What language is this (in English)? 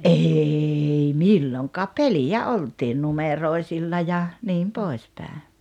Finnish